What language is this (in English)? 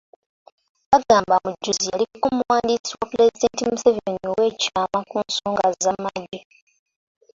Ganda